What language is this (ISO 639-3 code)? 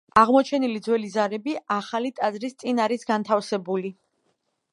kat